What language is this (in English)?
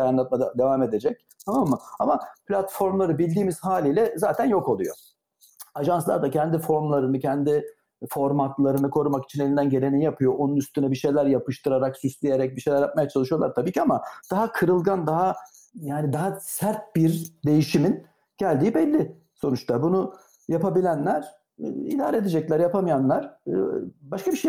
Turkish